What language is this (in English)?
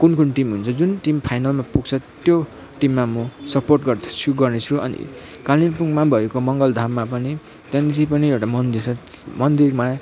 Nepali